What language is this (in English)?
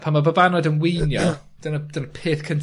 Welsh